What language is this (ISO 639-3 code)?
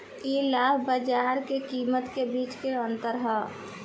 bho